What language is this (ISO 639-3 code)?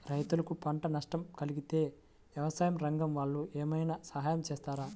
tel